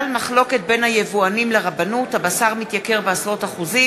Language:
Hebrew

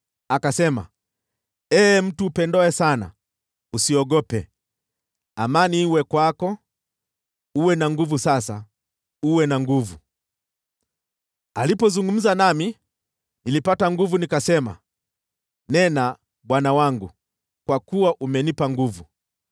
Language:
Swahili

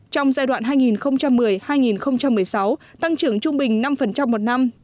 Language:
Vietnamese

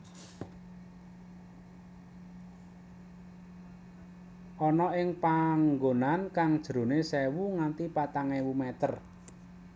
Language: Javanese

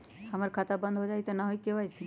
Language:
Magahi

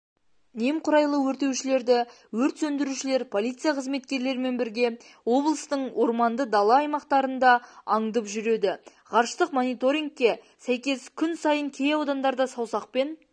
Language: Kazakh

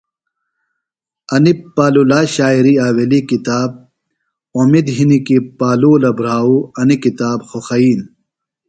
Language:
Phalura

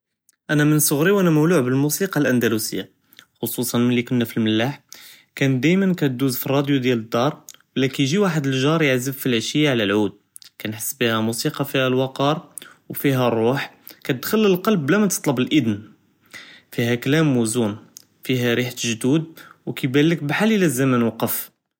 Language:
Judeo-Arabic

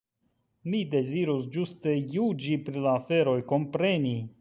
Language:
Esperanto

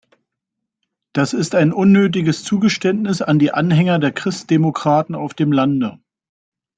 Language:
German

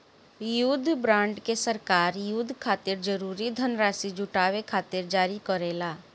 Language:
Bhojpuri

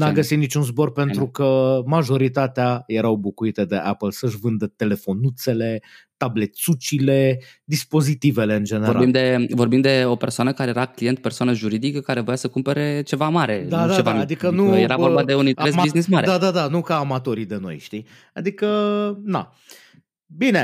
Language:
Romanian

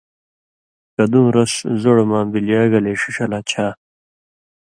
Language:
Indus Kohistani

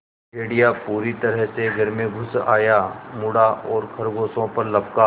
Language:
Hindi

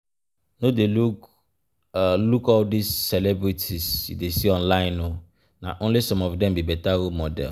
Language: Nigerian Pidgin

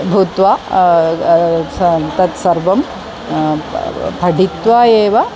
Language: Sanskrit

